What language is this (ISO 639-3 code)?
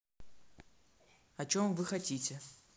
rus